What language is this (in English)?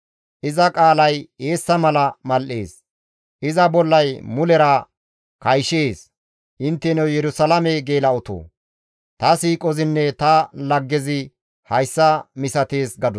Gamo